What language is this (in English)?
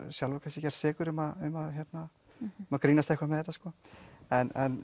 Icelandic